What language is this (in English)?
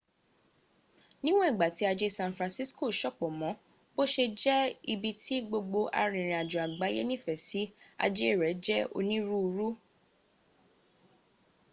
Yoruba